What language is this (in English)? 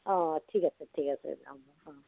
Assamese